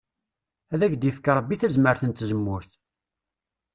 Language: Kabyle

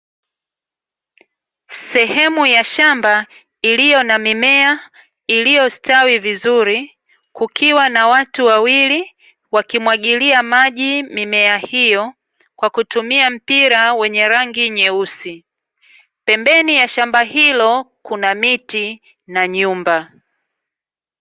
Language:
Swahili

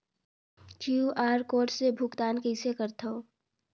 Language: Chhattisgarhi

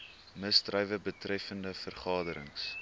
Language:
Afrikaans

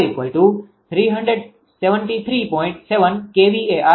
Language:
Gujarati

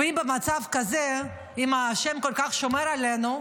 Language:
Hebrew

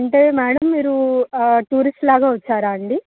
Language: Telugu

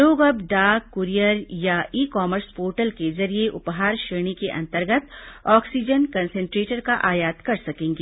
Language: Hindi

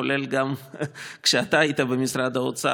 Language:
Hebrew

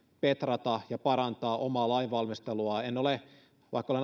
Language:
Finnish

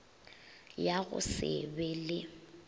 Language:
Northern Sotho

